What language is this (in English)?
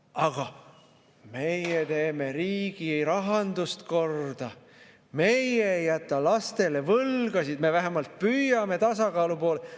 Estonian